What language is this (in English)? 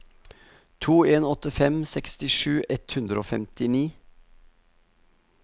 Norwegian